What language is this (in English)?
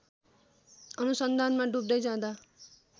Nepali